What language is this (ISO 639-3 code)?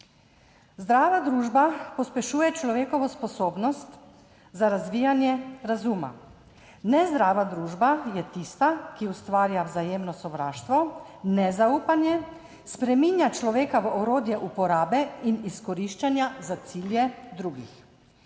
slv